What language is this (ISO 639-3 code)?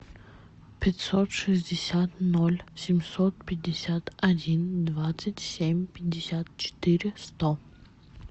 rus